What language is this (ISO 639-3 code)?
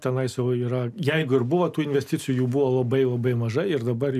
lit